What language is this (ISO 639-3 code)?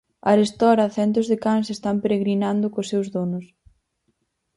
glg